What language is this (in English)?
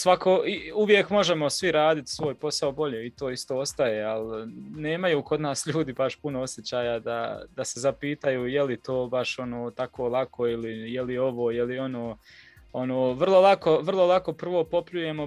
Croatian